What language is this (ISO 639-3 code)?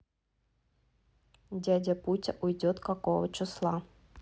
rus